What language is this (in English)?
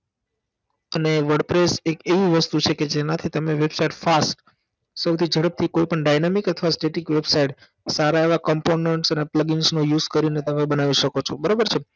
Gujarati